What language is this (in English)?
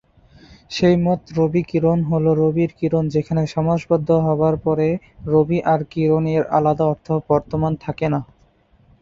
Bangla